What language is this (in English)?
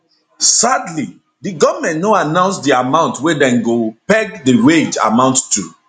Nigerian Pidgin